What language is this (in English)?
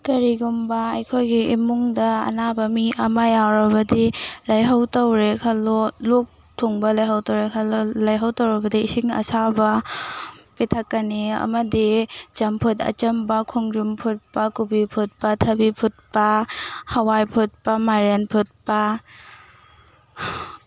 Manipuri